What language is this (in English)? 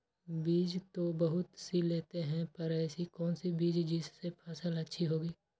Magahi